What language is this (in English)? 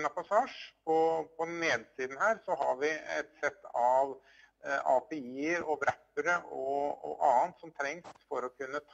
Norwegian